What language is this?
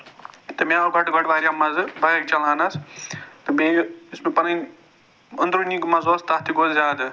Kashmiri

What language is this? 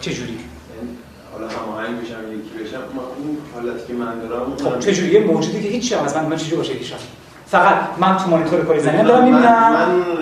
Persian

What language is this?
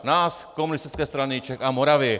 Czech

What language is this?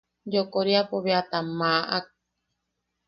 Yaqui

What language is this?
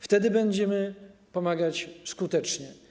Polish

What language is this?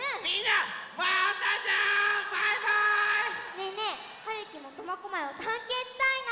Japanese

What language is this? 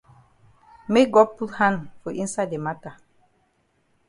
Cameroon Pidgin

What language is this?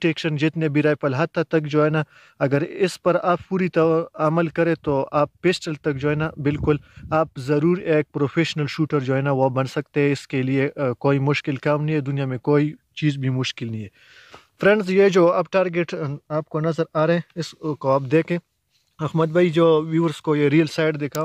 Hindi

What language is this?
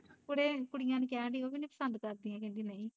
Punjabi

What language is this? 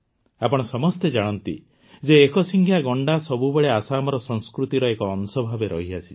Odia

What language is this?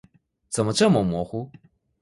Chinese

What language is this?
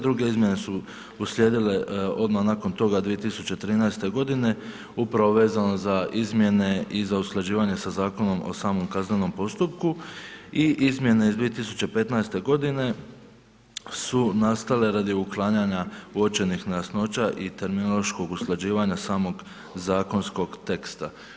Croatian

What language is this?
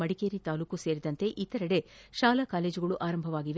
Kannada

